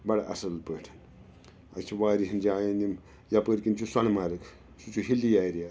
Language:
Kashmiri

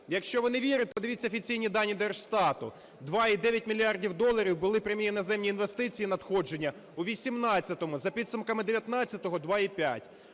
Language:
Ukrainian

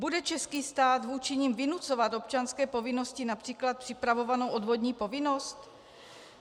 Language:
Czech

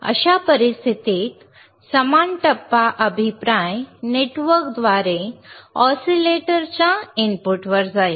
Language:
Marathi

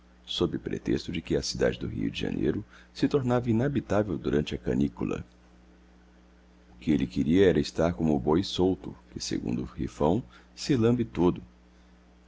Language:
Portuguese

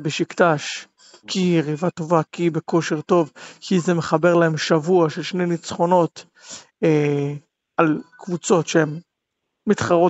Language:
Hebrew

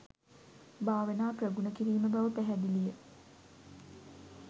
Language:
Sinhala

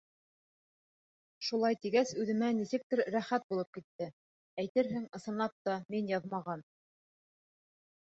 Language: Bashkir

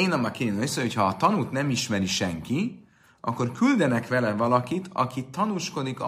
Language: Hungarian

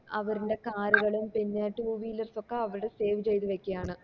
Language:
Malayalam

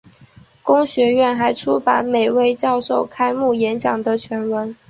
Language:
Chinese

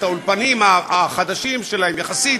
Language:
Hebrew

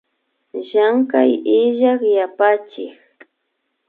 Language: Imbabura Highland Quichua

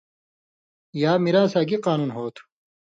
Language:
Indus Kohistani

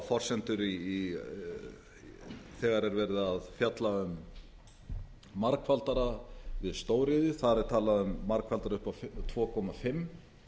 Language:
Icelandic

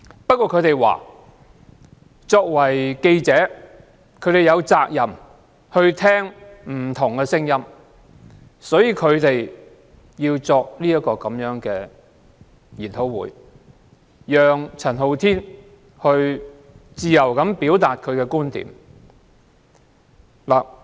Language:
Cantonese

